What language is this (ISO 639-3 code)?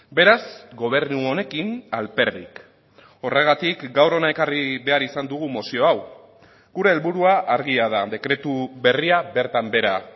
eus